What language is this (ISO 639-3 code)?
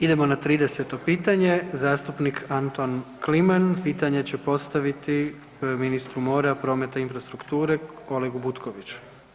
hrv